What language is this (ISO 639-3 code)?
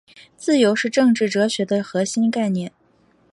zho